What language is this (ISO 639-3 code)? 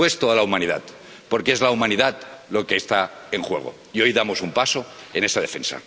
spa